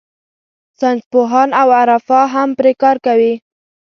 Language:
Pashto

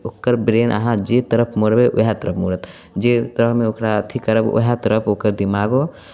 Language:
Maithili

